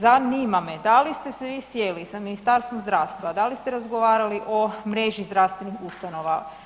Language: Croatian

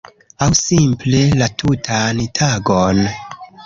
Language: Esperanto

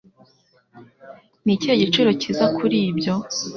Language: Kinyarwanda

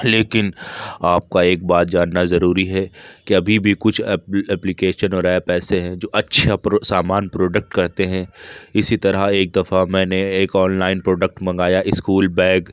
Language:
Urdu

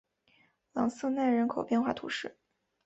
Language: Chinese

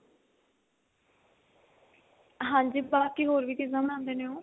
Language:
Punjabi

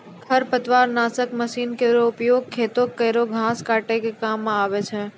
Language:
Maithili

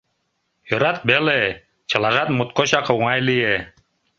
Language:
Mari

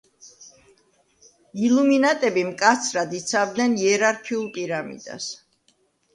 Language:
Georgian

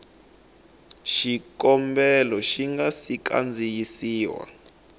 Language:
Tsonga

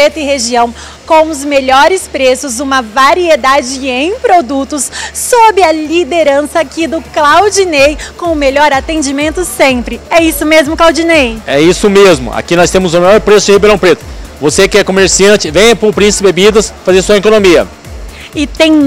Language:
Portuguese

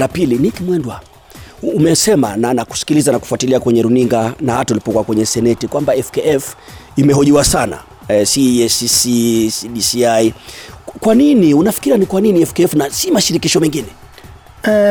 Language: Swahili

